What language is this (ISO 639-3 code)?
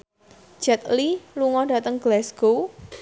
jav